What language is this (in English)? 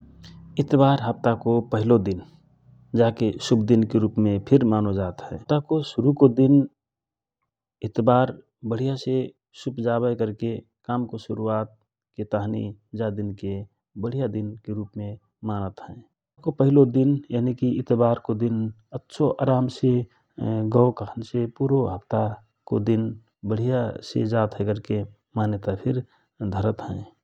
Rana Tharu